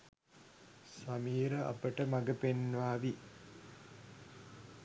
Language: Sinhala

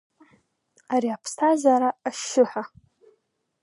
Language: Abkhazian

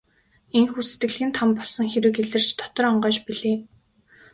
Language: Mongolian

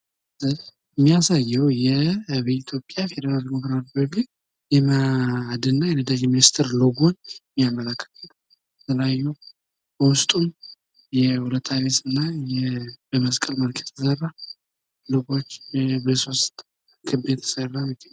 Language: Amharic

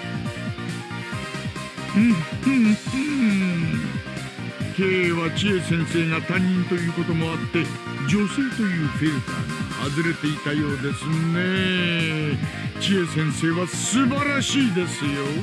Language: Japanese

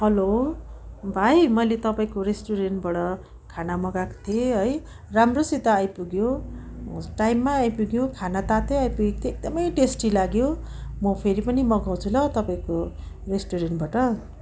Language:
Nepali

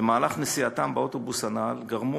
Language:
Hebrew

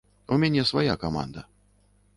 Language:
Belarusian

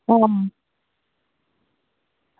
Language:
Dogri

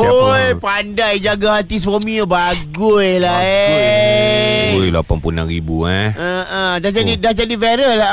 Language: Malay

